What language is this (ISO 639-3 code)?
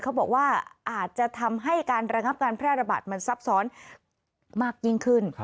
tha